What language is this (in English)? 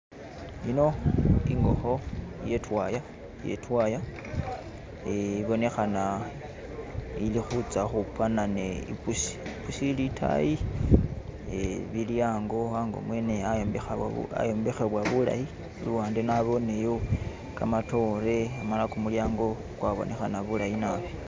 Masaaba